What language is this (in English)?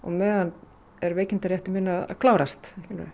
Icelandic